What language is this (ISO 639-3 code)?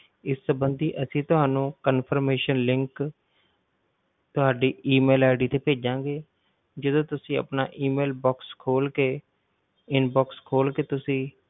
pan